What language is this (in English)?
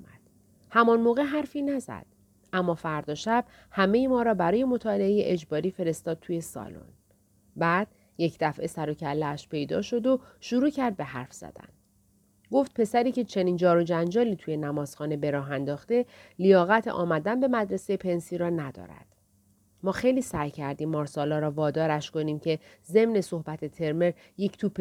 Persian